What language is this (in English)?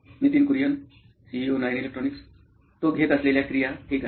Marathi